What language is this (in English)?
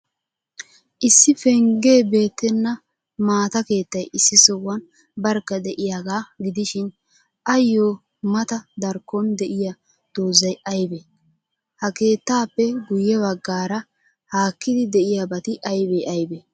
Wolaytta